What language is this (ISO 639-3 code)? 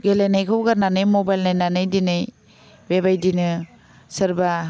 brx